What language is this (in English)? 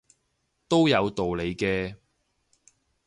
Cantonese